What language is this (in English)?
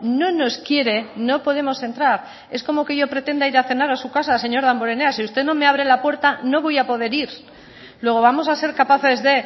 Spanish